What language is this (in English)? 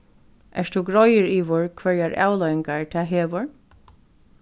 Faroese